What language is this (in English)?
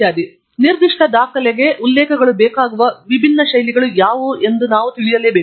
Kannada